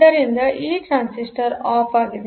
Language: Kannada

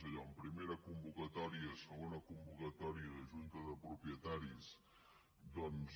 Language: Catalan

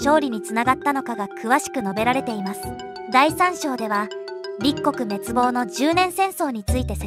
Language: Japanese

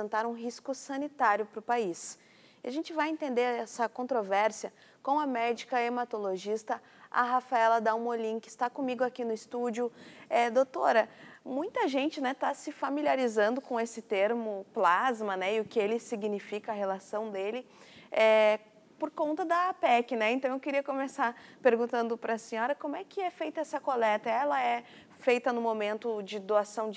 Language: Portuguese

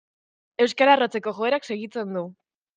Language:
Basque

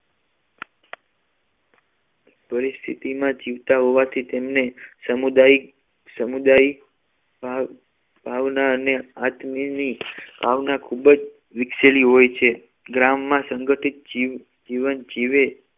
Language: Gujarati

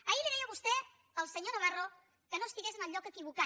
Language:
Catalan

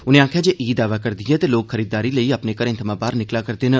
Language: Dogri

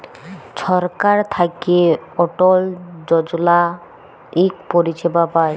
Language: Bangla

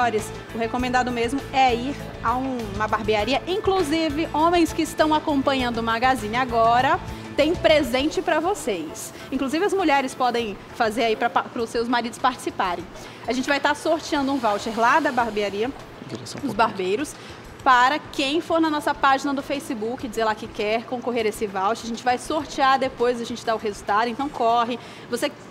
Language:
Portuguese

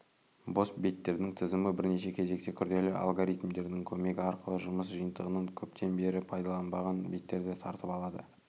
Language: Kazakh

